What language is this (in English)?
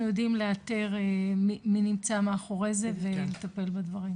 Hebrew